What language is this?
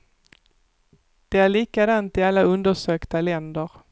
Swedish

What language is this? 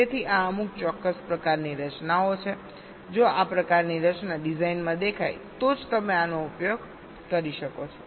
Gujarati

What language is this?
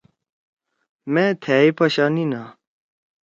Torwali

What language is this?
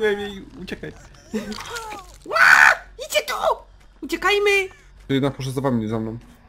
Polish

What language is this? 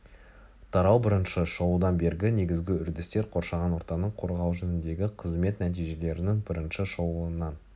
Kazakh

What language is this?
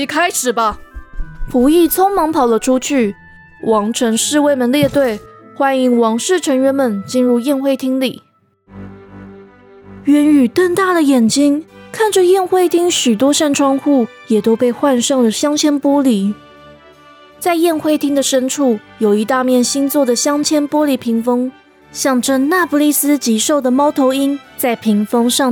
Chinese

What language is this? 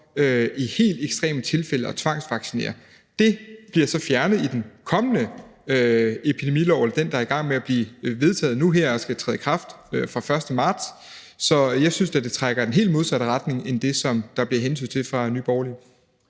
Danish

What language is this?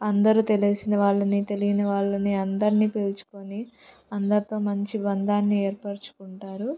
Telugu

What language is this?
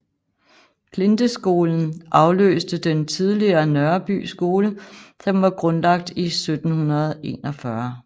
Danish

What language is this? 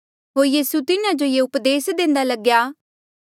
Mandeali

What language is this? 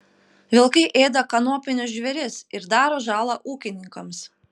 Lithuanian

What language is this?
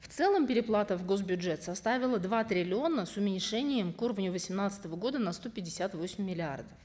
Kazakh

